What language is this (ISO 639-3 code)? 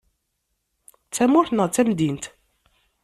kab